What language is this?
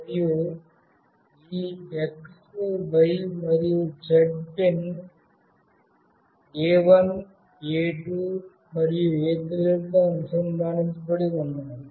Telugu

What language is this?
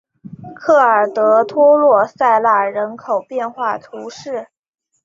Chinese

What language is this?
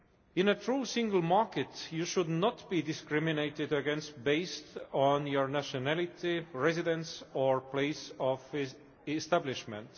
English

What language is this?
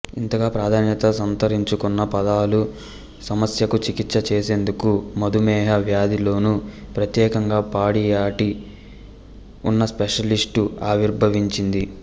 Telugu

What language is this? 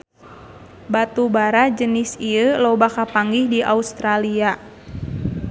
Sundanese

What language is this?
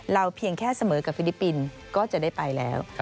Thai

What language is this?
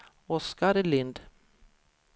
Swedish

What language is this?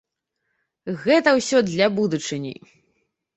Belarusian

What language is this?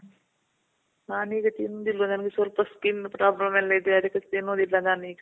Kannada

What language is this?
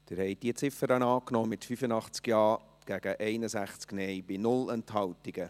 Swiss German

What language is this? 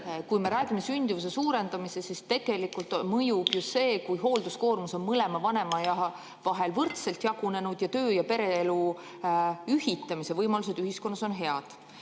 Estonian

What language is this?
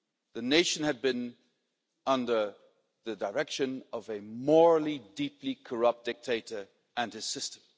English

